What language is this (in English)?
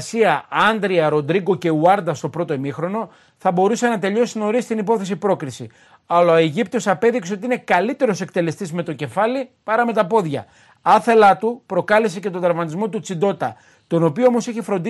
Greek